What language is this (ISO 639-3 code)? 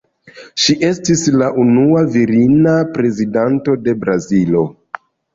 epo